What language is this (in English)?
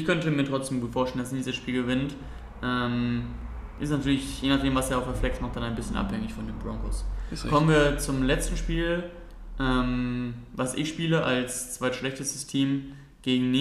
German